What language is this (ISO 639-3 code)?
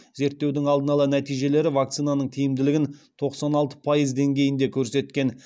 kaz